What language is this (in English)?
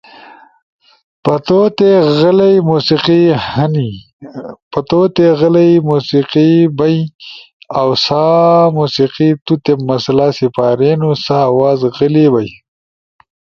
Ushojo